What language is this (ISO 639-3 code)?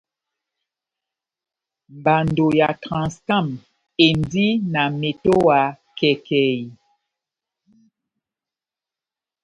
bnm